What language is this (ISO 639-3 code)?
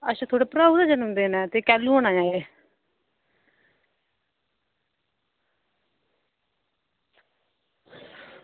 doi